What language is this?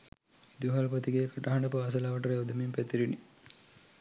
Sinhala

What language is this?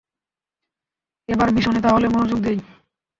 Bangla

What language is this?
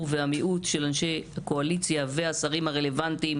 Hebrew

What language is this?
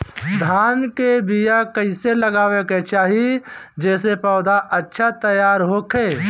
Bhojpuri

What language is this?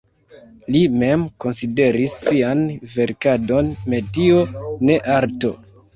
Esperanto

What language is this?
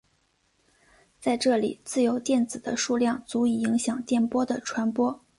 Chinese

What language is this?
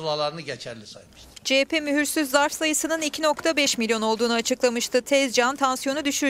Turkish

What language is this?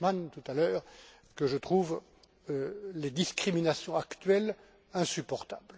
French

